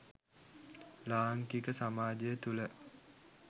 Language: Sinhala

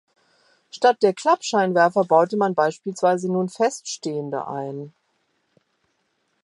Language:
German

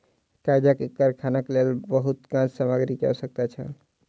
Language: Maithili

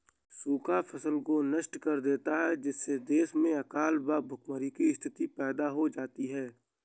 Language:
Hindi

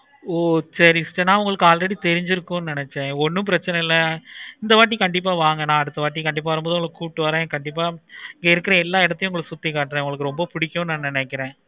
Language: Tamil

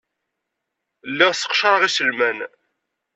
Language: Kabyle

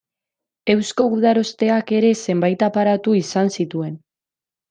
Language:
Basque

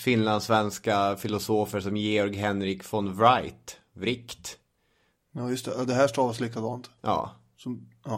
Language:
Swedish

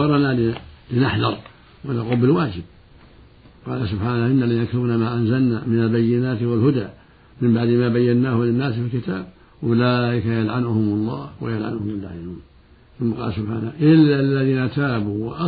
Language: Arabic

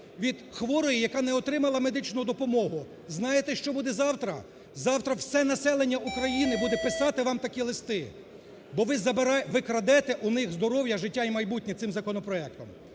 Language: Ukrainian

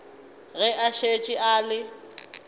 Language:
Northern Sotho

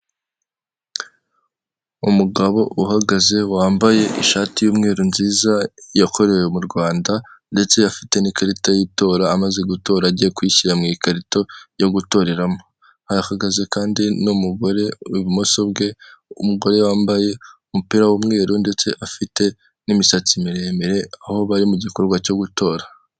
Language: Kinyarwanda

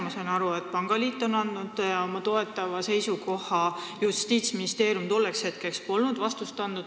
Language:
Estonian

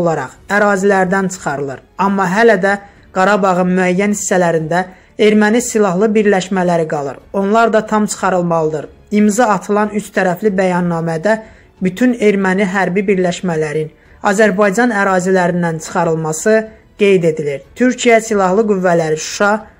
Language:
Turkish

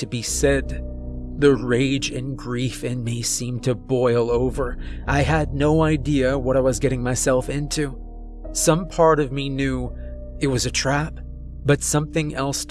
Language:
English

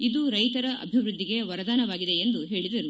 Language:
Kannada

